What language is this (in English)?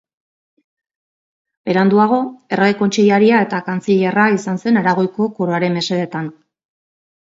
Basque